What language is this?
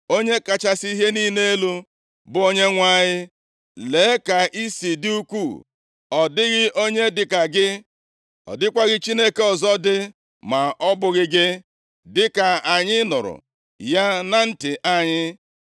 Igbo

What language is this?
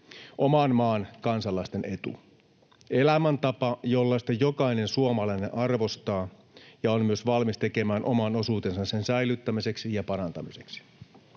Finnish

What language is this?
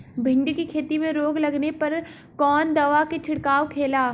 Bhojpuri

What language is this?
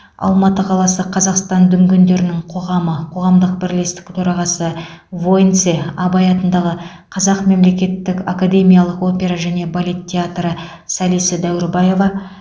Kazakh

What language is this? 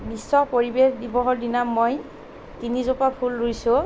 Assamese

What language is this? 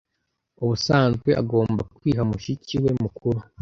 Kinyarwanda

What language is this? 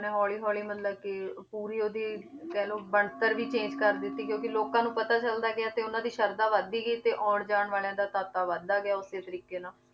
Punjabi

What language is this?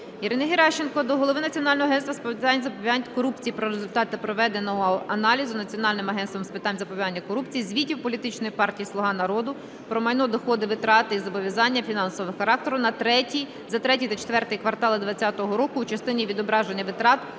Ukrainian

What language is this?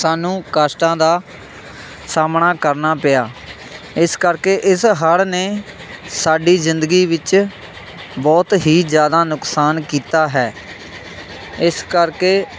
Punjabi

